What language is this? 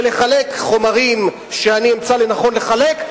Hebrew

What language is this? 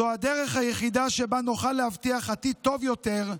Hebrew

